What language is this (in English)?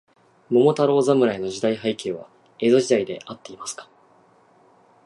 Japanese